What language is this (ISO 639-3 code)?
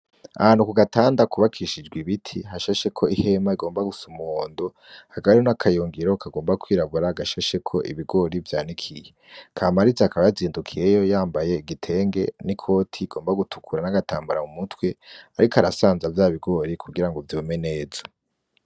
run